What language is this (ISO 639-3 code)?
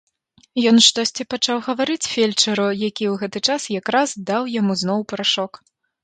bel